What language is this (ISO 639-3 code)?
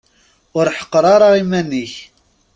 kab